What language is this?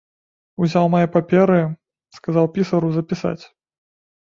Belarusian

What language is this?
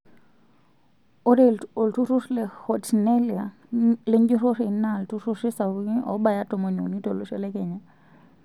Masai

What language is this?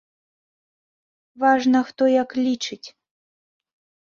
Belarusian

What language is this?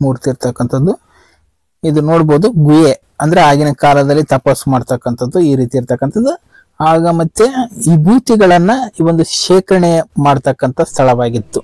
Kannada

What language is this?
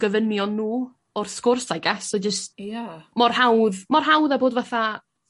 Welsh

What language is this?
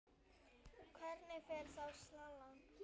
Icelandic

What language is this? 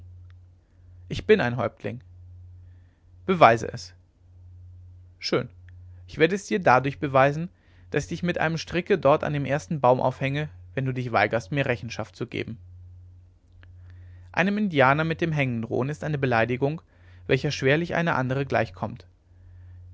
German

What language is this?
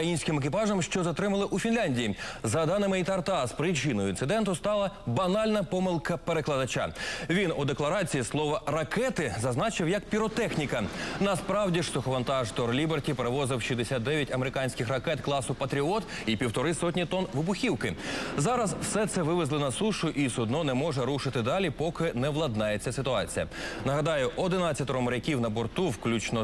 Ukrainian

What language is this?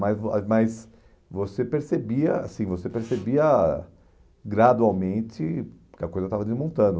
Portuguese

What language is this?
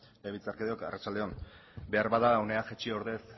Basque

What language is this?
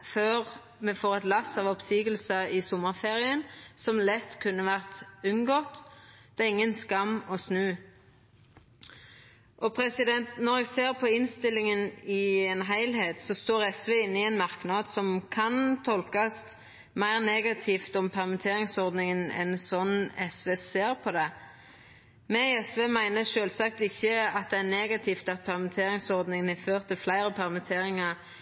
Norwegian Nynorsk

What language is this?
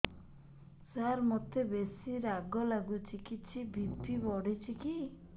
Odia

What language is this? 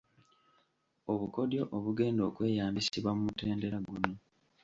Ganda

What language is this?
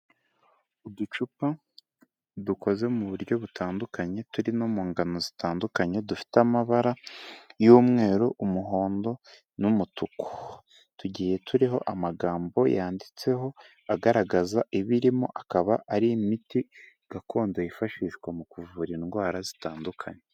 Kinyarwanda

